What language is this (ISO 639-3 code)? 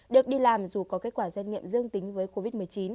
vie